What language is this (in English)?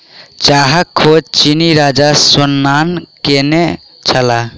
Maithili